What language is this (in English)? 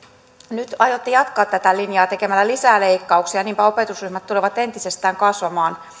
Finnish